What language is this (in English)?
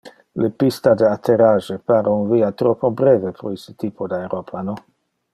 Interlingua